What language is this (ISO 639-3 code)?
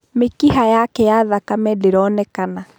kik